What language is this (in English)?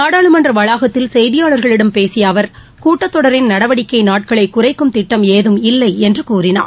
Tamil